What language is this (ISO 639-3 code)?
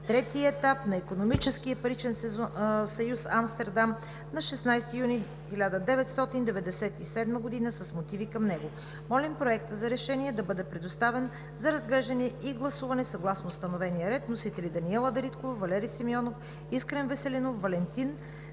bul